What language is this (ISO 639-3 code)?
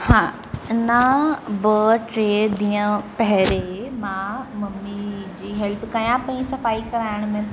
snd